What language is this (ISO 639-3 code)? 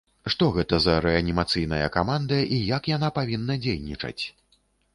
bel